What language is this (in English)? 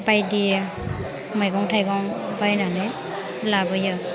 Bodo